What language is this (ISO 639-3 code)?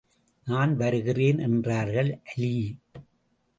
tam